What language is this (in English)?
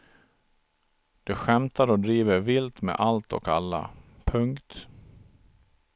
Swedish